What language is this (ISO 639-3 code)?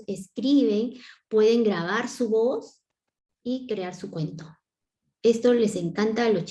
spa